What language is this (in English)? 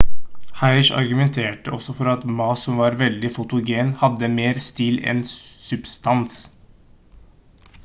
Norwegian Bokmål